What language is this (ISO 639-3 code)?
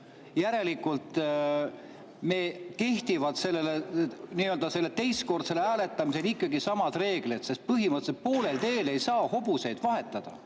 est